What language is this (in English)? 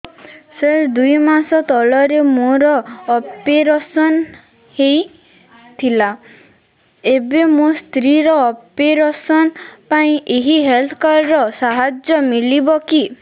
Odia